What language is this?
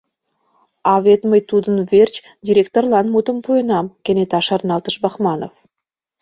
Mari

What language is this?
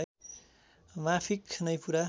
Nepali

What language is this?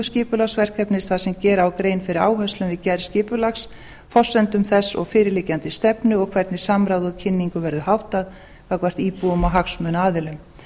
Icelandic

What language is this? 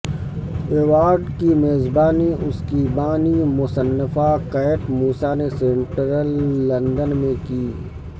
Urdu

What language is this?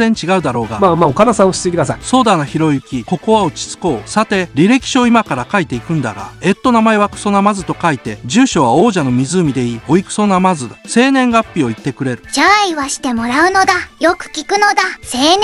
Japanese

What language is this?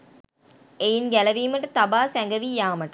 Sinhala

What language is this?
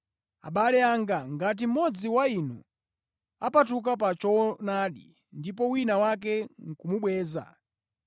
Nyanja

